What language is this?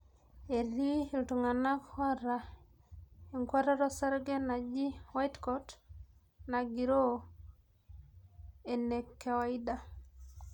Masai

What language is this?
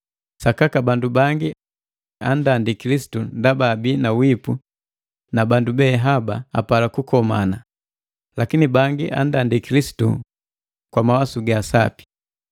Matengo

